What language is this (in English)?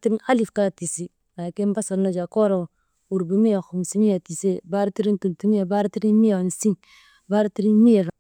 Maba